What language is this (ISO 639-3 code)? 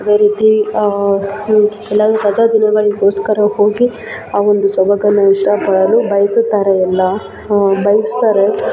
kan